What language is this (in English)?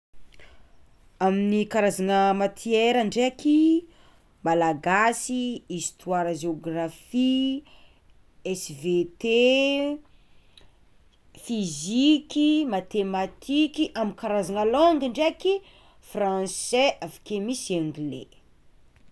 Tsimihety Malagasy